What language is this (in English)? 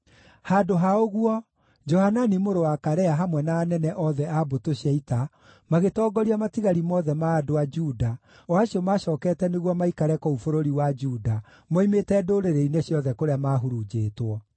Kikuyu